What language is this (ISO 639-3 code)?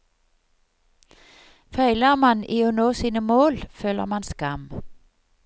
nor